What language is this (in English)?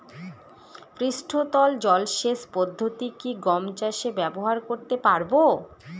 Bangla